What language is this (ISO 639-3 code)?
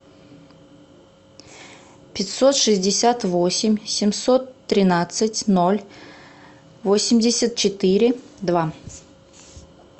rus